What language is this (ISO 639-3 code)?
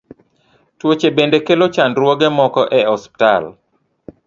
luo